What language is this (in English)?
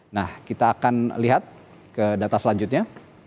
Indonesian